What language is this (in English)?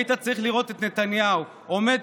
Hebrew